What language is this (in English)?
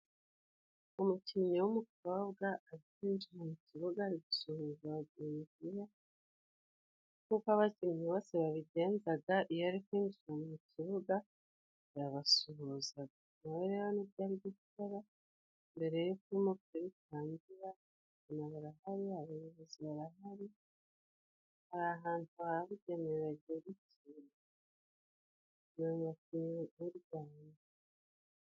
Kinyarwanda